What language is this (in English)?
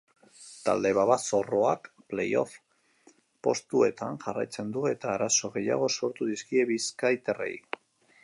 Basque